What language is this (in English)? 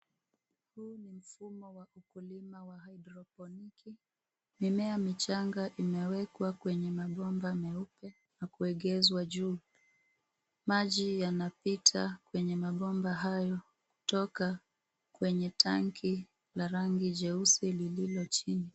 Swahili